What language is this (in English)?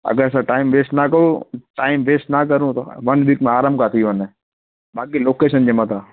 Sindhi